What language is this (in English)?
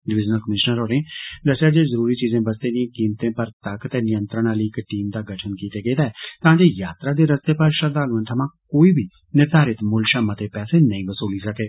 Dogri